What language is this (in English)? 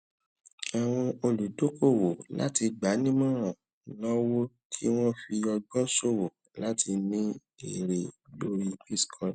Yoruba